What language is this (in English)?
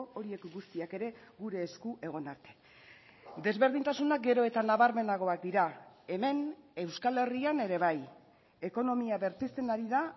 Basque